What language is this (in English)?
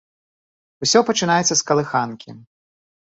Belarusian